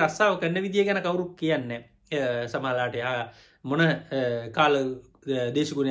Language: Indonesian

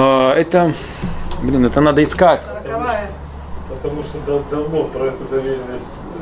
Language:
Russian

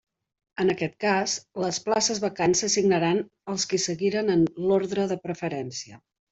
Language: Catalan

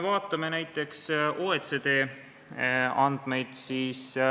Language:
Estonian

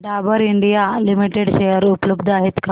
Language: Marathi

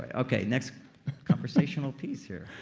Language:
English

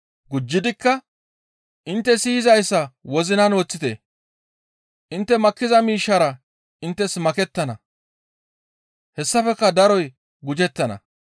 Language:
Gamo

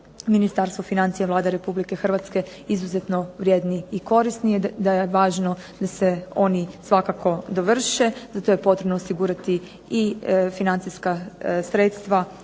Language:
Croatian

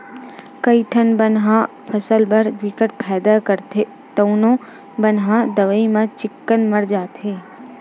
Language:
Chhattisgarhi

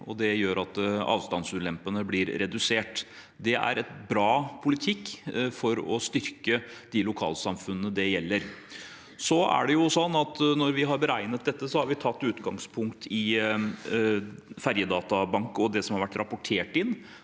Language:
Norwegian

